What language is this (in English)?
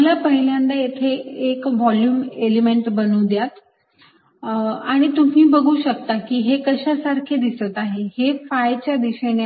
Marathi